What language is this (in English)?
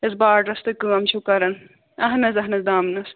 Kashmiri